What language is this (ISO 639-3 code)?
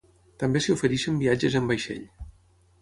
cat